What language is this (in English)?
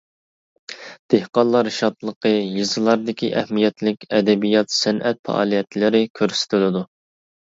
Uyghur